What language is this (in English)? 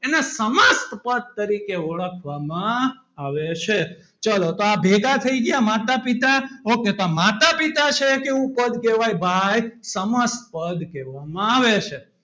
Gujarati